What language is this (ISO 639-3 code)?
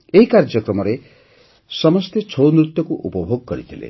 ori